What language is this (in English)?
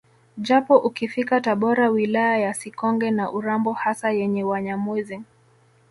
Swahili